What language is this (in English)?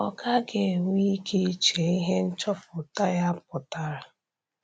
Igbo